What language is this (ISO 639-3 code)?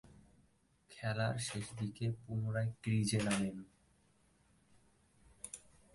ben